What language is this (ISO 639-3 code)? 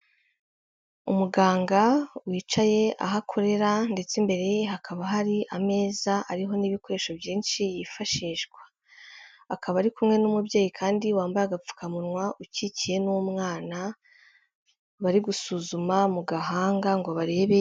kin